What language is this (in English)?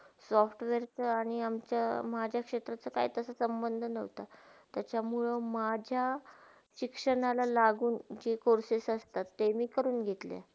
Marathi